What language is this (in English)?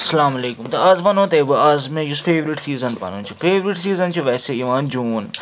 Kashmiri